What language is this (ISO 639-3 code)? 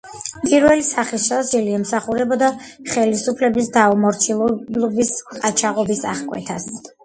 kat